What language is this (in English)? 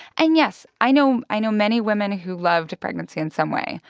English